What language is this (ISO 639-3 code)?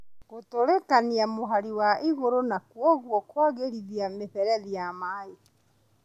kik